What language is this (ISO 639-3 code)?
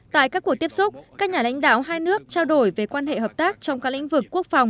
vie